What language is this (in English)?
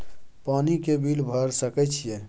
Maithili